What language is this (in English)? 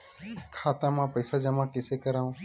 Chhattisgarhi